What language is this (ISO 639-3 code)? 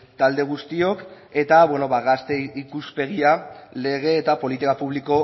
eus